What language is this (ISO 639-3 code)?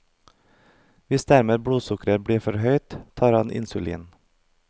nor